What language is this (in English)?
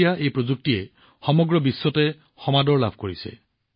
Assamese